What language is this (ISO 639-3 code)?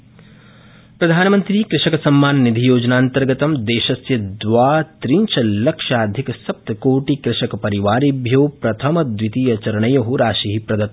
san